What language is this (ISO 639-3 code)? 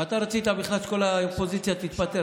heb